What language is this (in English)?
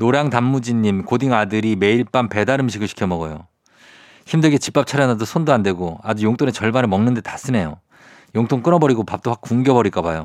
Korean